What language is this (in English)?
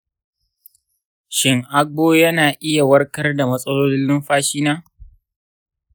Hausa